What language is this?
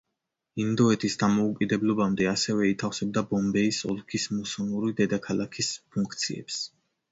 Georgian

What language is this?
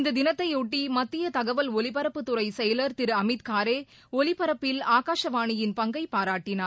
Tamil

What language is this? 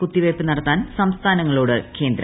Malayalam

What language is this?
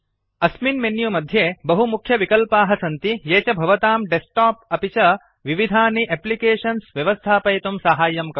Sanskrit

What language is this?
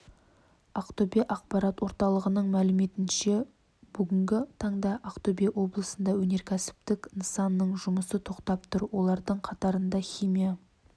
Kazakh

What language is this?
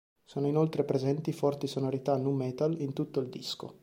Italian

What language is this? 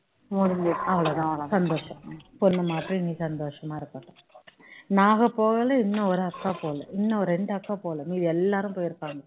Tamil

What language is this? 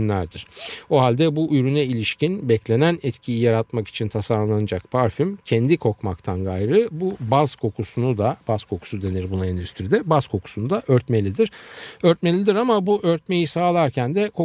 Turkish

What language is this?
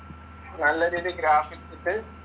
Malayalam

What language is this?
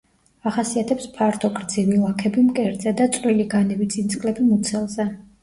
Georgian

